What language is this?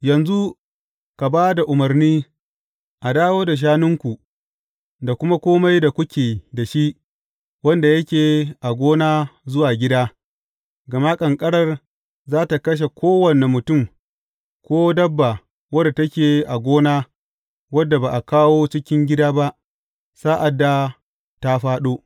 Hausa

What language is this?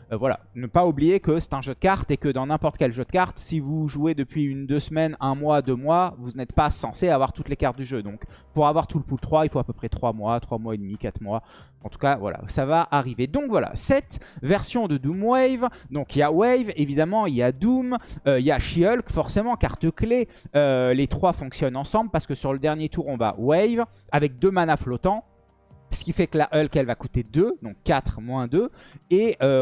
French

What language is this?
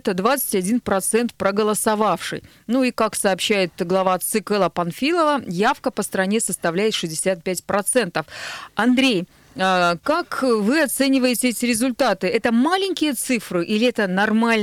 Russian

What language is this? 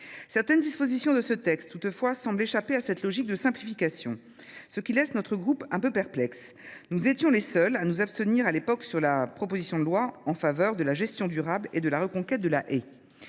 French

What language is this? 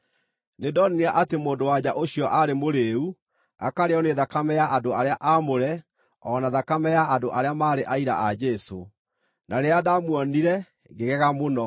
Kikuyu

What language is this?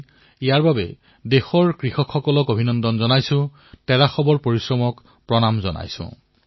Assamese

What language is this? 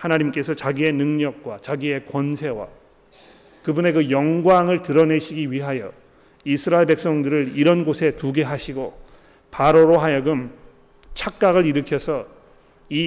Korean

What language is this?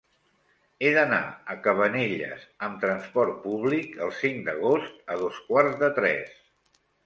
Catalan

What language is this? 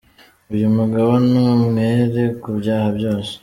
Kinyarwanda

